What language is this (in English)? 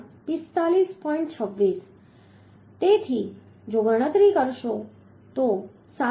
Gujarati